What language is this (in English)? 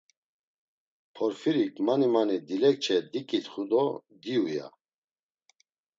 Laz